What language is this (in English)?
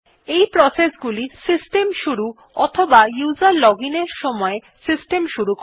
Bangla